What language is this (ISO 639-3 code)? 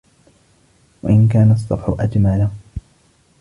ara